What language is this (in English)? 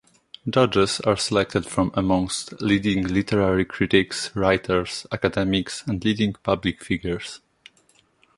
English